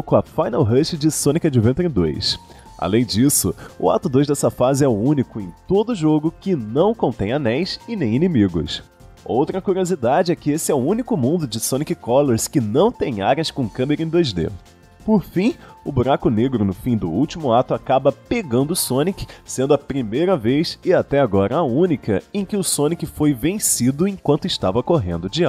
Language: Portuguese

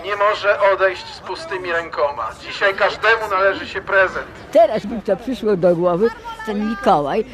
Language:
Polish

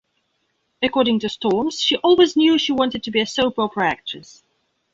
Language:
English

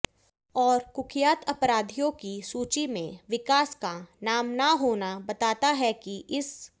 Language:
Hindi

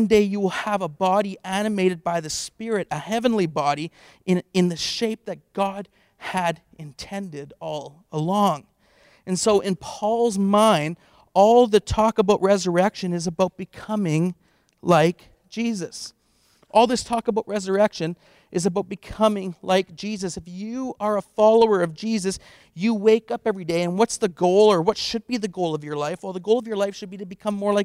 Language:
English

